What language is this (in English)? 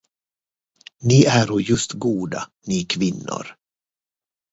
Swedish